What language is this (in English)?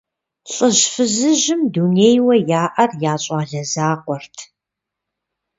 Kabardian